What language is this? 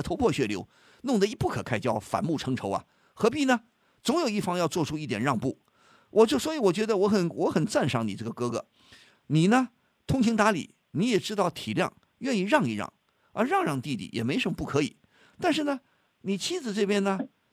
Chinese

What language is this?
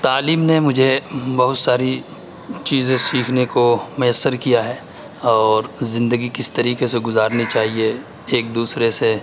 Urdu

